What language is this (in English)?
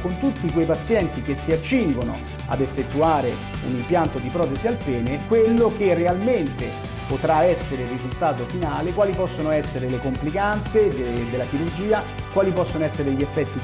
Italian